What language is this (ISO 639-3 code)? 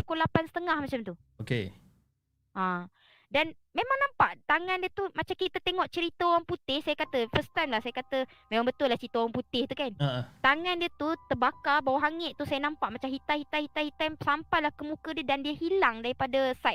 msa